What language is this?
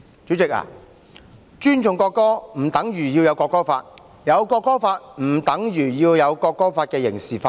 Cantonese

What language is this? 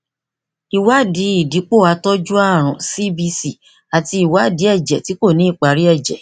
Yoruba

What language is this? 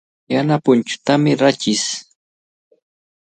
Cajatambo North Lima Quechua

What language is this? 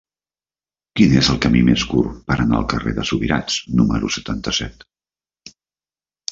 Catalan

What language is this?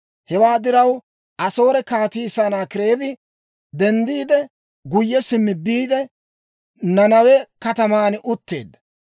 Dawro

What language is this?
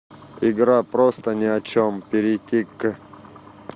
Russian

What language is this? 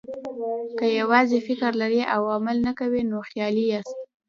Pashto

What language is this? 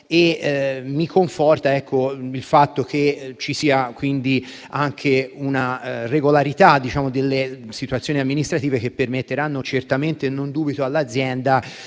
Italian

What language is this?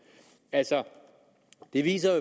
Danish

